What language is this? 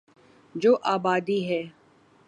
Urdu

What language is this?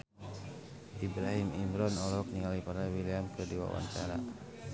Sundanese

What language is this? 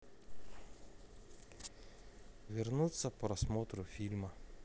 Russian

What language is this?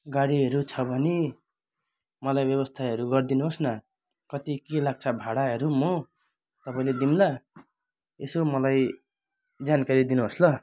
Nepali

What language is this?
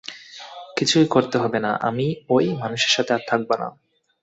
Bangla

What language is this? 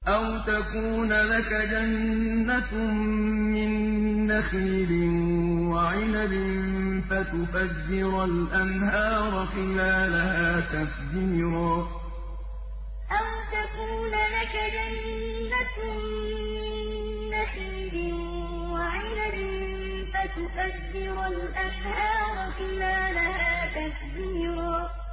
Arabic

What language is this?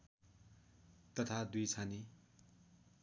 Nepali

